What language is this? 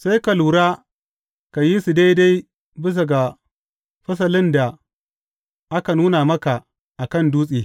Hausa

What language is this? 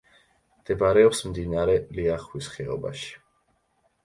Georgian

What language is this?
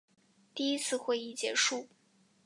Chinese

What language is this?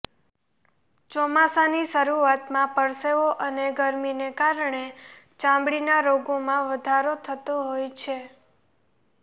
Gujarati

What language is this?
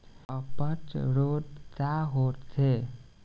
Bhojpuri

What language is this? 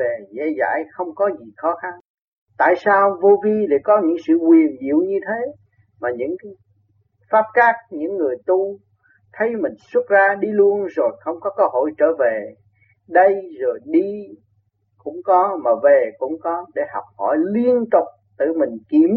Vietnamese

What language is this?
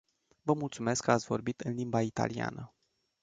Romanian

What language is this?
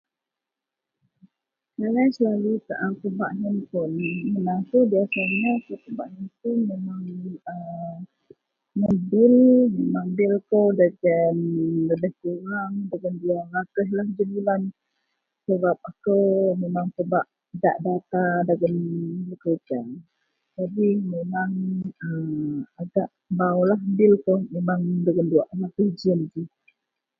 Central Melanau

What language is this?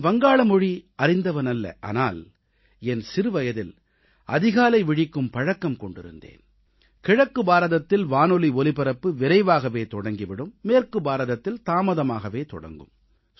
Tamil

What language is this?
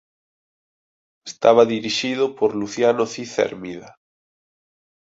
Galician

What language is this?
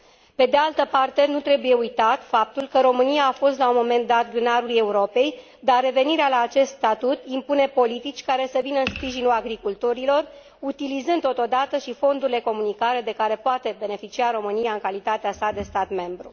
Romanian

